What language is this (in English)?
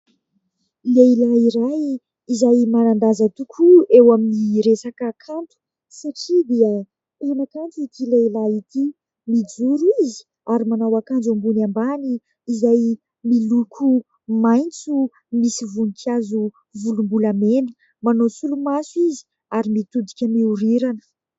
Malagasy